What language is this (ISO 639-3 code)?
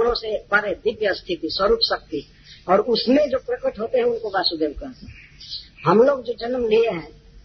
hin